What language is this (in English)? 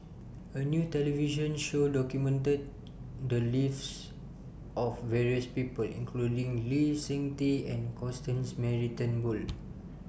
English